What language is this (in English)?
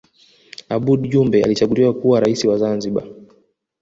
Swahili